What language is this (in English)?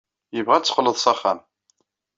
Kabyle